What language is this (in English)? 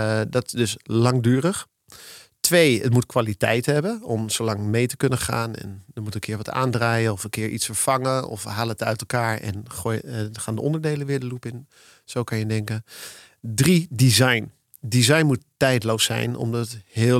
Dutch